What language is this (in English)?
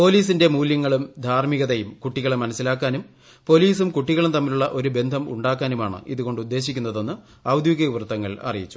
Malayalam